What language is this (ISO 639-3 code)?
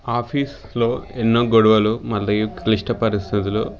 tel